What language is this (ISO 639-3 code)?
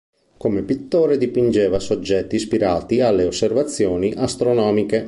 ita